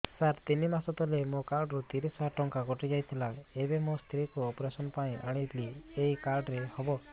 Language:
Odia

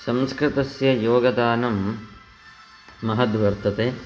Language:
Sanskrit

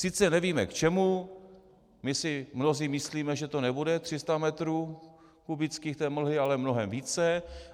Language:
Czech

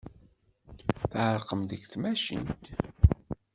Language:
Kabyle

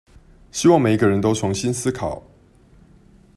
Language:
Chinese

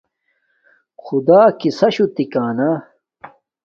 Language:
Domaaki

